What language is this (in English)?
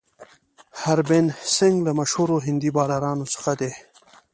Pashto